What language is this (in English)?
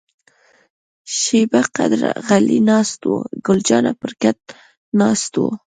Pashto